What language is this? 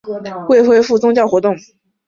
Chinese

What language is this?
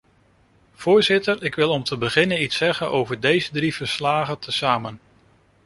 Dutch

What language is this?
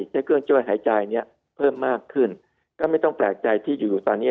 Thai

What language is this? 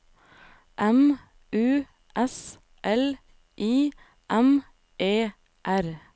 Norwegian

